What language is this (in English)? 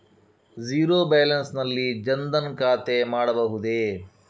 Kannada